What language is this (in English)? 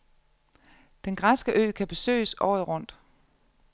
Danish